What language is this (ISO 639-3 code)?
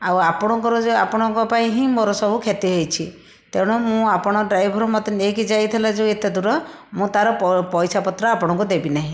ori